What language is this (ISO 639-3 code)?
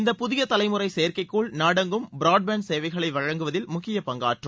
tam